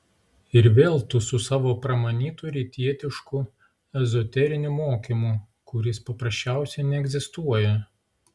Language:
Lithuanian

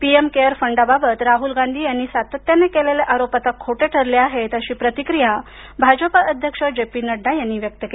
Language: Marathi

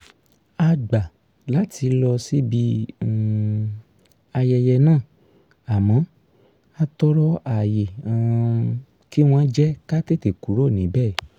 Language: Yoruba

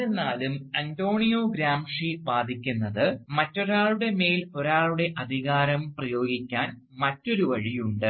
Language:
Malayalam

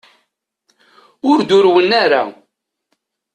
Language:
Kabyle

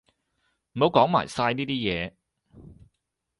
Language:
Cantonese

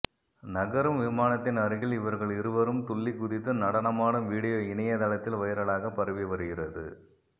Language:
Tamil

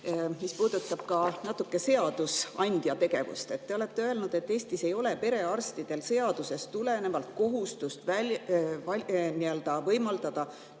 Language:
Estonian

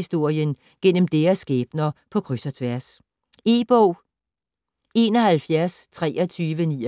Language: Danish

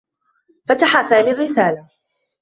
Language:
Arabic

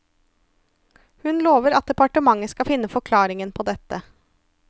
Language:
Norwegian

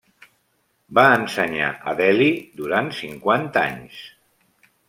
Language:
Catalan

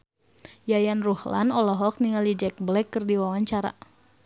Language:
Sundanese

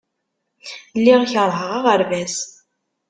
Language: Kabyle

